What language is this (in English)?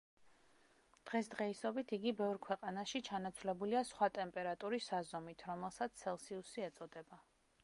Georgian